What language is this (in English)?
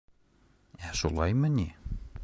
Bashkir